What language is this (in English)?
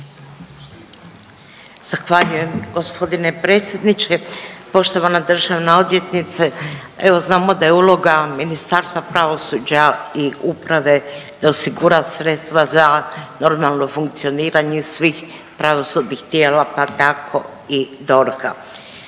Croatian